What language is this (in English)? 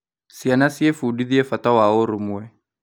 Kikuyu